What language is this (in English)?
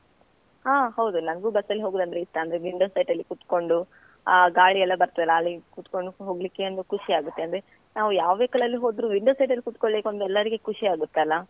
Kannada